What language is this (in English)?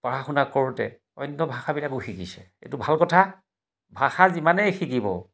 Assamese